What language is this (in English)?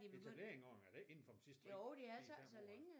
Danish